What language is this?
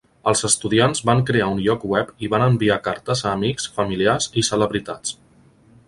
Catalan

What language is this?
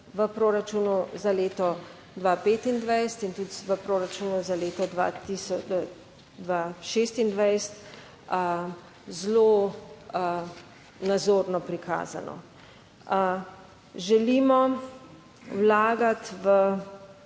Slovenian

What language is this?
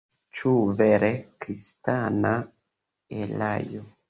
Esperanto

